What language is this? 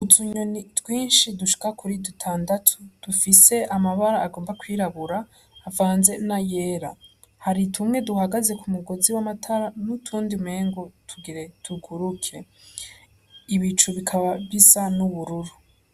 Rundi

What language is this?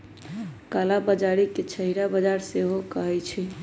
Magahi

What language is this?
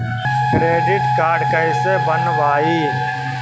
Magahi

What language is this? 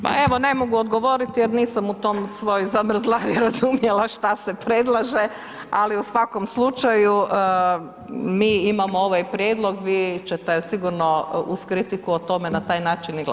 Croatian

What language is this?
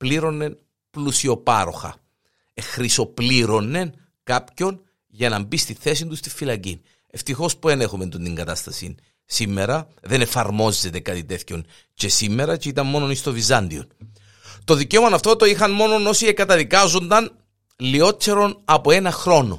Greek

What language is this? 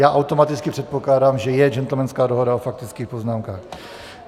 Czech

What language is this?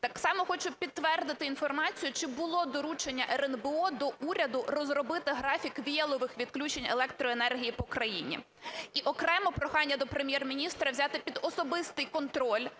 Ukrainian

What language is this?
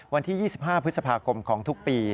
Thai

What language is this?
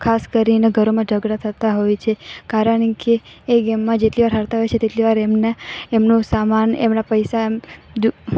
Gujarati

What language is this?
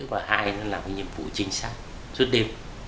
Vietnamese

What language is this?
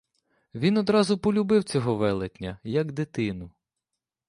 Ukrainian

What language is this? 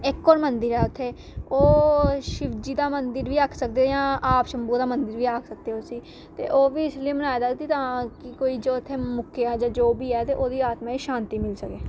Dogri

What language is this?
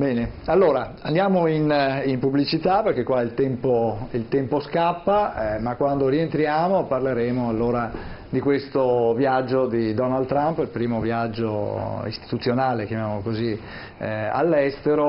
Italian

